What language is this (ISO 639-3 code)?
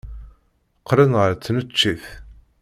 kab